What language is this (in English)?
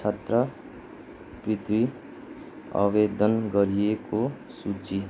Nepali